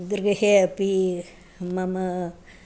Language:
Sanskrit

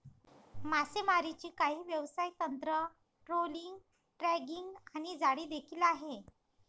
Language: Marathi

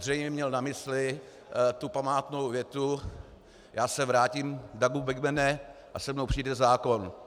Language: Czech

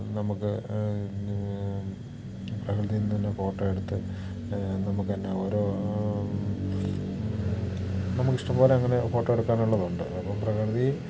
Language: Malayalam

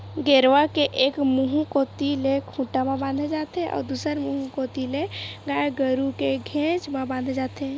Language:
Chhattisgarhi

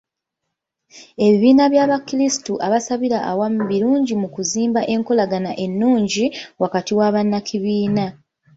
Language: Ganda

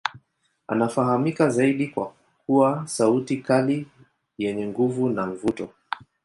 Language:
Swahili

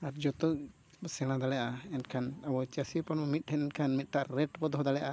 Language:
Santali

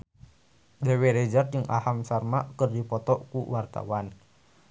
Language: Sundanese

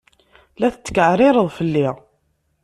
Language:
Kabyle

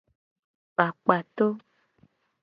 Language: Gen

